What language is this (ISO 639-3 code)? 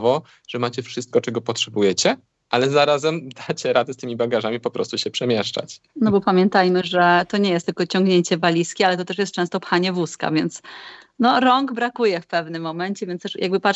pol